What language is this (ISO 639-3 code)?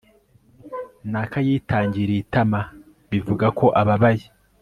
kin